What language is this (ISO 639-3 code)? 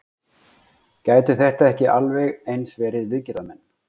isl